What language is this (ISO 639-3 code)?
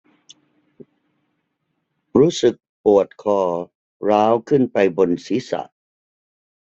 tha